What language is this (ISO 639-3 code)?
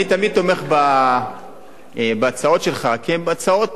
heb